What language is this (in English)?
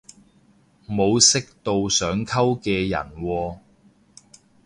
Cantonese